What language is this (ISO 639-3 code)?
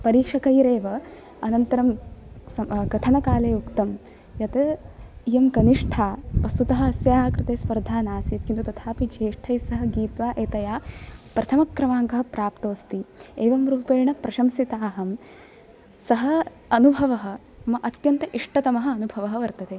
san